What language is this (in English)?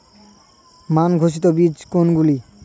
Bangla